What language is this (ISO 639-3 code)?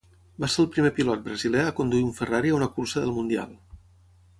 cat